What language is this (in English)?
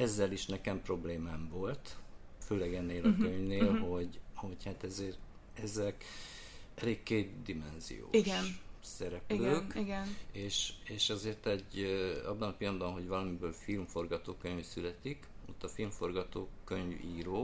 Hungarian